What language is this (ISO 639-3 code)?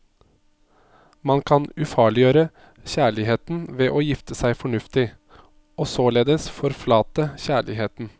nor